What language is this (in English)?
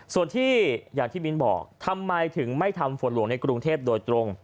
Thai